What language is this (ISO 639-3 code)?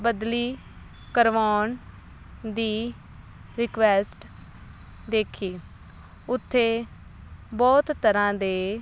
pan